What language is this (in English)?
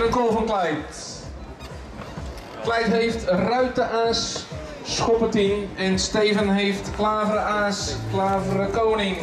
Dutch